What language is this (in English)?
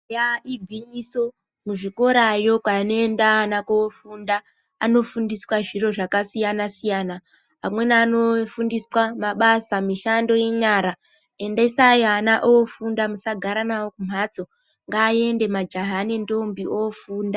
Ndau